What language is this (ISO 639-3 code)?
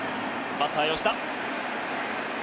jpn